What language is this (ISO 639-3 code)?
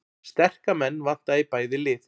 isl